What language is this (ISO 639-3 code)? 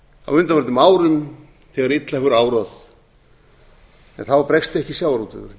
isl